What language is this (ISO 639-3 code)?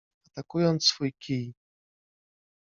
pol